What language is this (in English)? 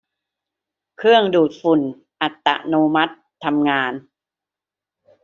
Thai